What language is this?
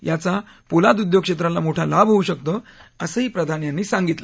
Marathi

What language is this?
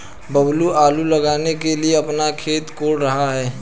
Hindi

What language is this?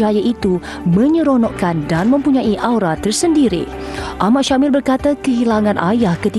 Malay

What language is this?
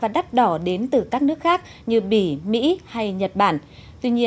Vietnamese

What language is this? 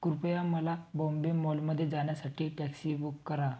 Marathi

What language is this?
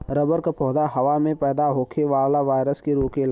Bhojpuri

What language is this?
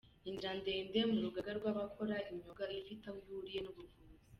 Kinyarwanda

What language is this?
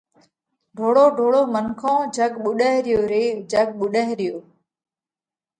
Parkari Koli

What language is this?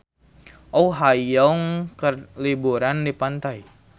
Sundanese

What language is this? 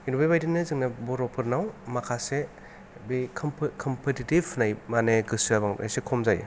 Bodo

